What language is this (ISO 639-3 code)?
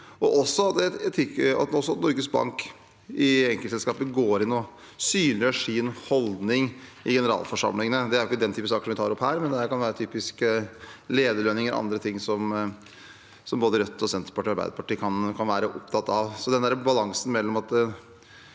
nor